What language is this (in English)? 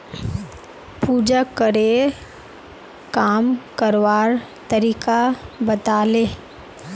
Magahi